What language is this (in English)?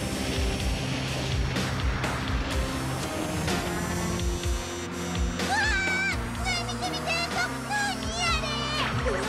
Japanese